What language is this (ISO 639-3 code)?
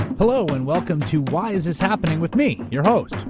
eng